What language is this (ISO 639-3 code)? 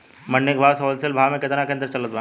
bho